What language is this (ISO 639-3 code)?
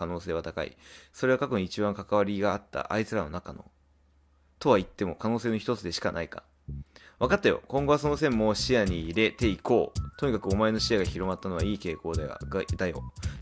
jpn